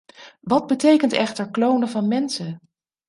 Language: Dutch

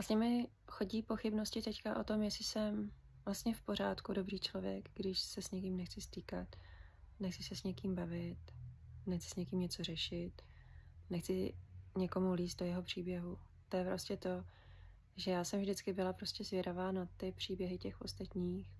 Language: Czech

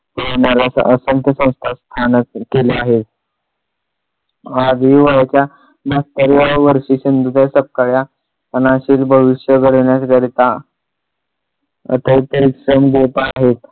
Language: Marathi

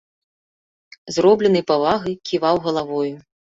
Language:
Belarusian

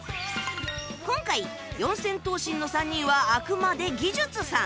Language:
Japanese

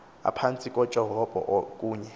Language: Xhosa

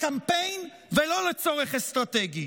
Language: Hebrew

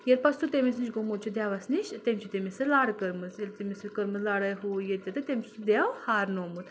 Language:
Kashmiri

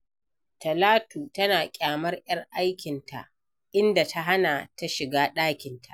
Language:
Hausa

